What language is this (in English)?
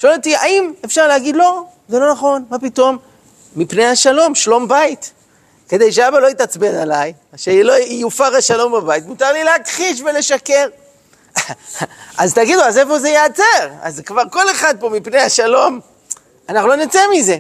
Hebrew